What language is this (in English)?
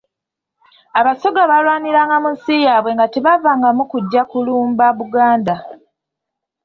Ganda